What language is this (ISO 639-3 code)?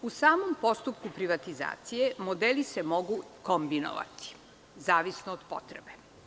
srp